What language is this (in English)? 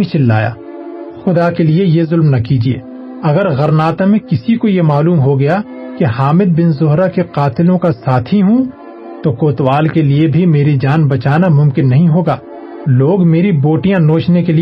Urdu